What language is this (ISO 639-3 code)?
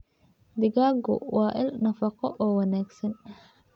som